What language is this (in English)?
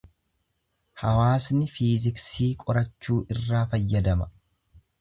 Oromo